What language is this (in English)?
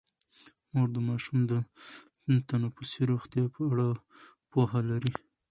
Pashto